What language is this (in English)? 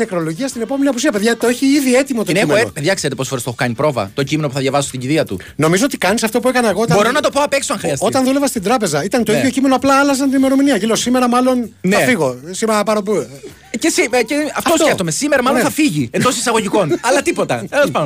Greek